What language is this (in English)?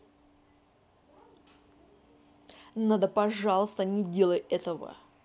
Russian